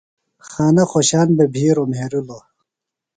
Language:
Phalura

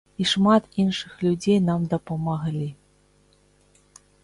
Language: Belarusian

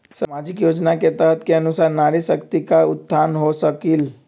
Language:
Magahi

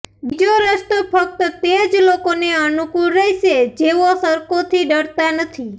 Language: Gujarati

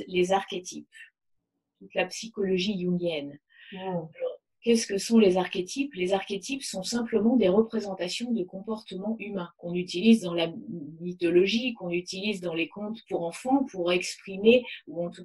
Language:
French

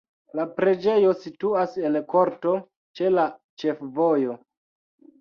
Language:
Esperanto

